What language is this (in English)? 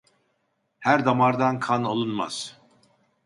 Turkish